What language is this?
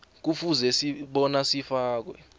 South Ndebele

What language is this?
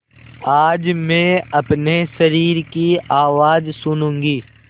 Hindi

